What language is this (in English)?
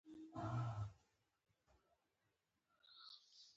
Pashto